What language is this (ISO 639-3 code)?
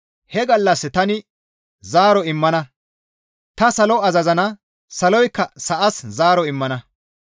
gmv